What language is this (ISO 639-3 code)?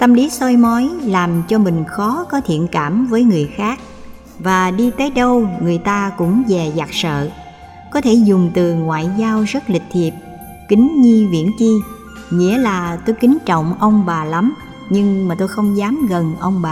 vie